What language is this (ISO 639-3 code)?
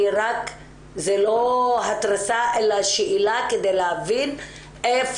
heb